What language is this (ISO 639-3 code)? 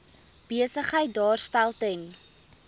afr